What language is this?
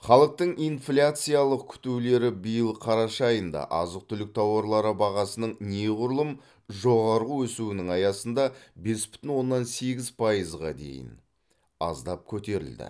Kazakh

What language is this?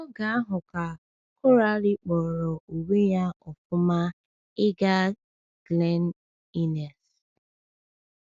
Igbo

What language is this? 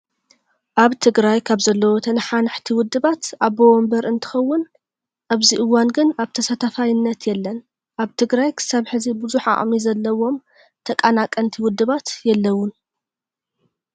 Tigrinya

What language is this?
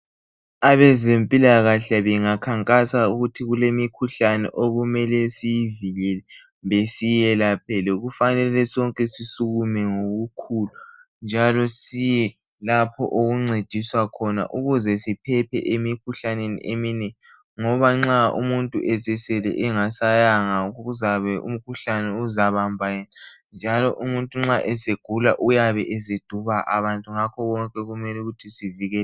North Ndebele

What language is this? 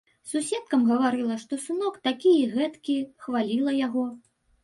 Belarusian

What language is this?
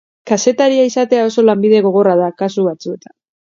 Basque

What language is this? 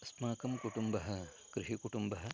Sanskrit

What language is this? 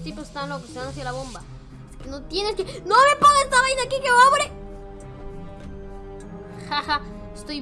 Spanish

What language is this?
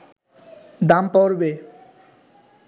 Bangla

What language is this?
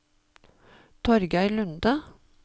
Norwegian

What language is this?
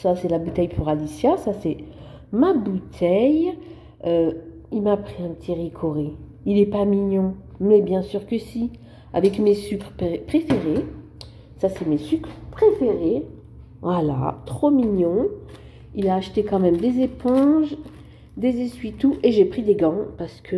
French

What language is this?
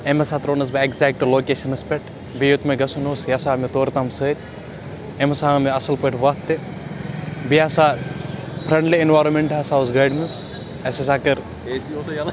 Kashmiri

